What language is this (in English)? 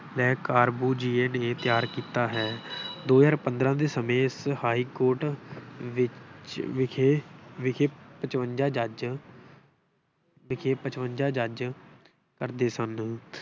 Punjabi